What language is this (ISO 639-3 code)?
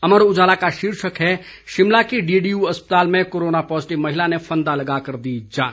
hin